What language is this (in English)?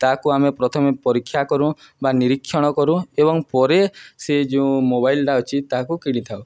Odia